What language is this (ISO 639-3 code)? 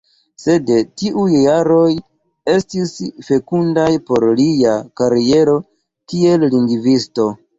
epo